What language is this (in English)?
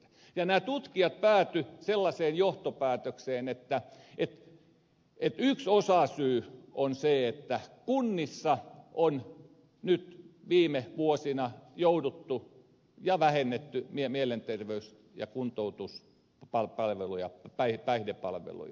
Finnish